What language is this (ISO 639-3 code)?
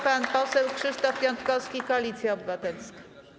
pol